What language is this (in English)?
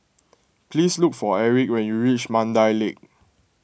English